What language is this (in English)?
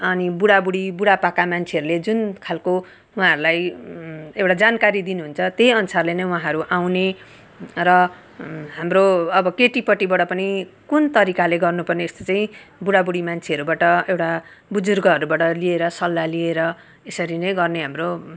Nepali